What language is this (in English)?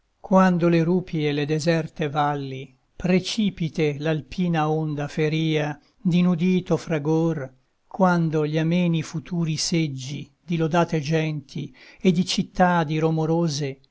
Italian